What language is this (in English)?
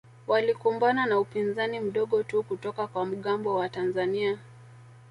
Swahili